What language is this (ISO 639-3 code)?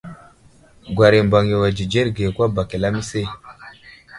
udl